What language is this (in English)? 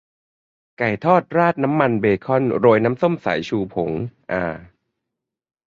Thai